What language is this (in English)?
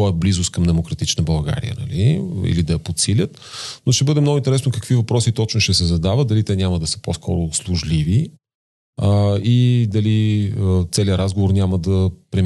Bulgarian